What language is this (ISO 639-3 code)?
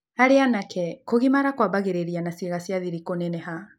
kik